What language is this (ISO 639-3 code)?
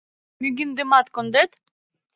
chm